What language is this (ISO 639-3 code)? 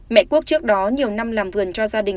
vie